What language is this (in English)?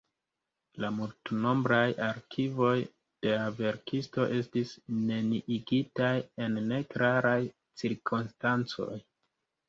Esperanto